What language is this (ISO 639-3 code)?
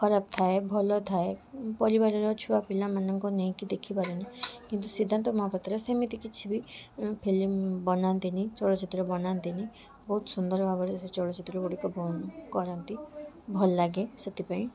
ori